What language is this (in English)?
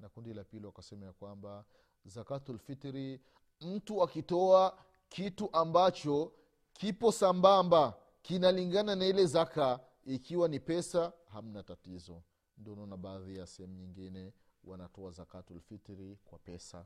Swahili